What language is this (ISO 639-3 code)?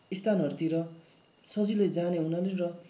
nep